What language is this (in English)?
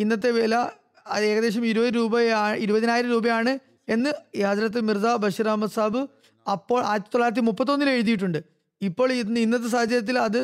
Malayalam